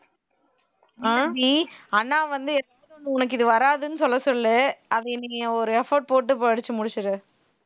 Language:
Tamil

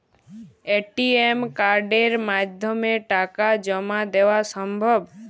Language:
Bangla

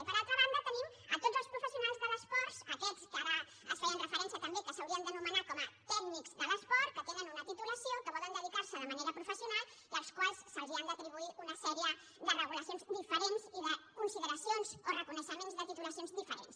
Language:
Catalan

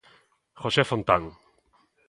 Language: Galician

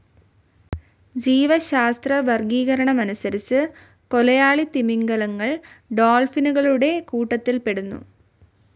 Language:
Malayalam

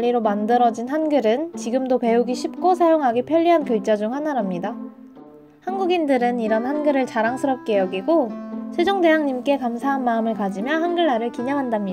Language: Korean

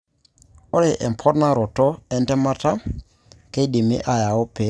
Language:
Masai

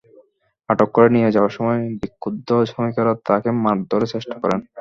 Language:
Bangla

